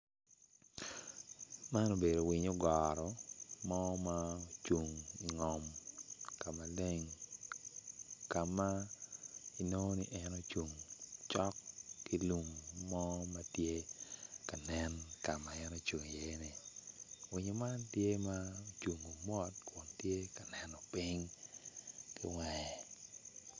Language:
Acoli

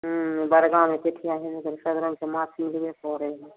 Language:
Maithili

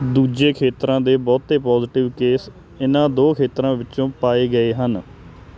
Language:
Punjabi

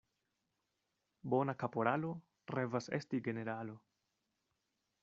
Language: Esperanto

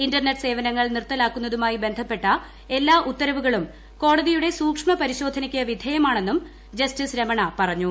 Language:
Malayalam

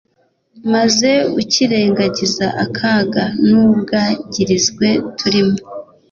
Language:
Kinyarwanda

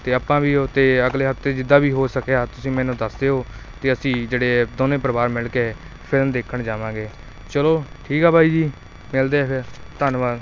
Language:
Punjabi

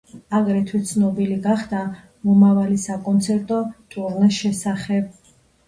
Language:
Georgian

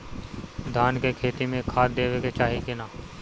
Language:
Bhojpuri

